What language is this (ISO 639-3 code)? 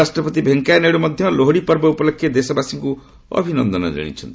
ori